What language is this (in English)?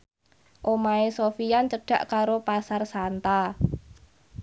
Javanese